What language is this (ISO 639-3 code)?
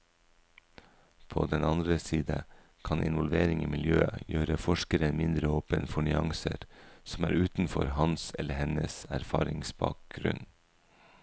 nor